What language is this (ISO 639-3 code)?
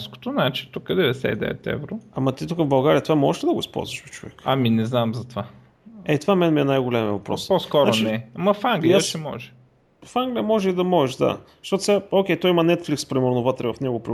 bul